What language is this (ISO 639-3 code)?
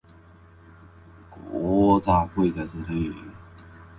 jpn